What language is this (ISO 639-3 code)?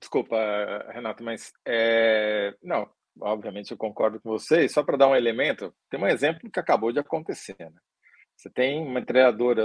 por